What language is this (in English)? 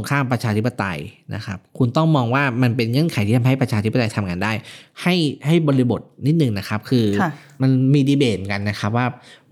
Thai